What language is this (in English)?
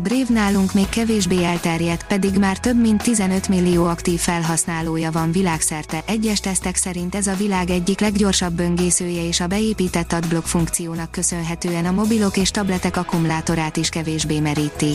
Hungarian